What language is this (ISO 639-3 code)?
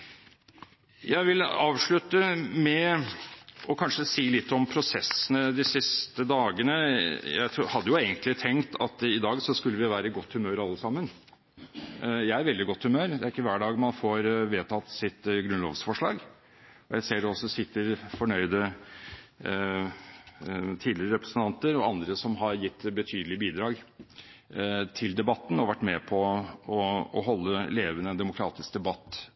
nob